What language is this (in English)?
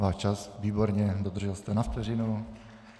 Czech